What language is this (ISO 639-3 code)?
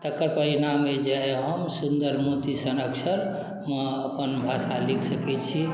mai